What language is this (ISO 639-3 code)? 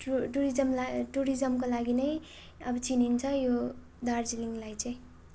nep